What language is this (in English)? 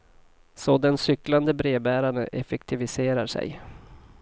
Swedish